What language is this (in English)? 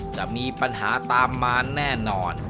Thai